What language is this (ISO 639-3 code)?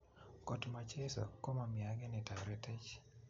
kln